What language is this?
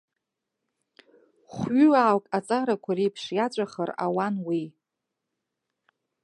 Abkhazian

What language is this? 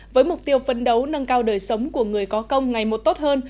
Vietnamese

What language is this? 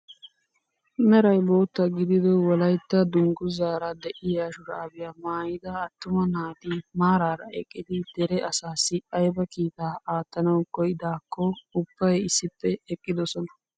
Wolaytta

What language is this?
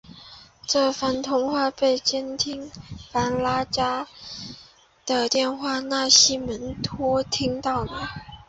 Chinese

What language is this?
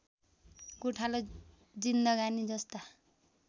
Nepali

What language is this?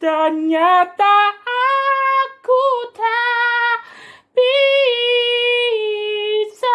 Indonesian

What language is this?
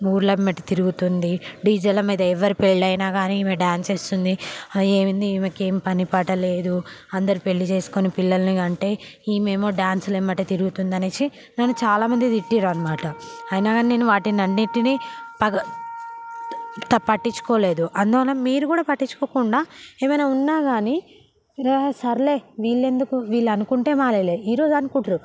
Telugu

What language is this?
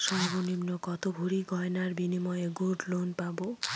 Bangla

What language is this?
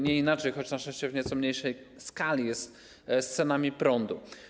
Polish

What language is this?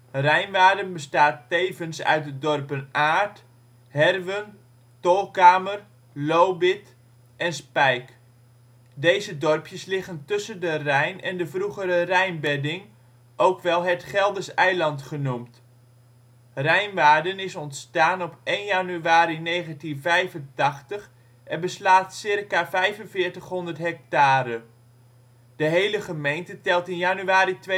Dutch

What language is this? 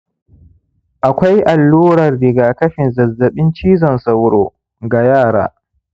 Hausa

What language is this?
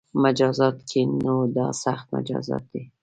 Pashto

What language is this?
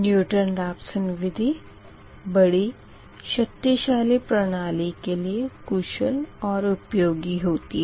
Hindi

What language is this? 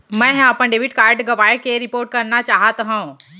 Chhattisgarhi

